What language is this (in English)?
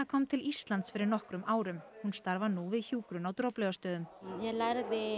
Icelandic